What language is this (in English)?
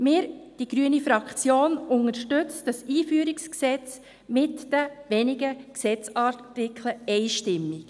Swiss German